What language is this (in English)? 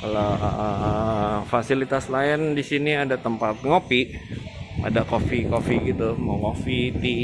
Indonesian